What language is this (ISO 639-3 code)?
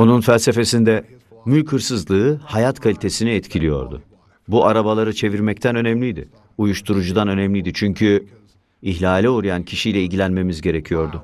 tur